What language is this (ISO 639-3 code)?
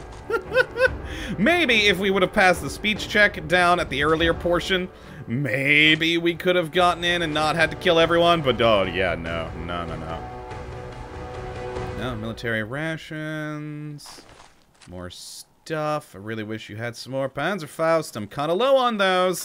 eng